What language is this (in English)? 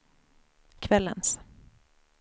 Swedish